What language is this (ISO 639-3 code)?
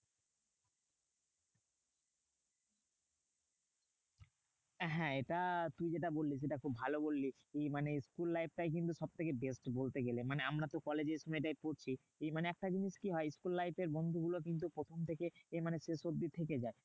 ben